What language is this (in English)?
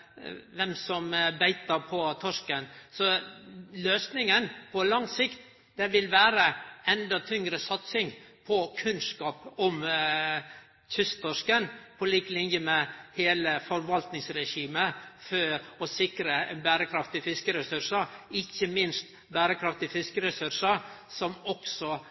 Norwegian Nynorsk